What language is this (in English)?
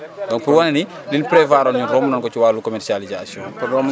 Wolof